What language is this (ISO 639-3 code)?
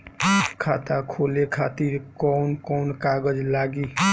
bho